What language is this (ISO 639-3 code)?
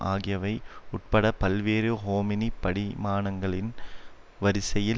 tam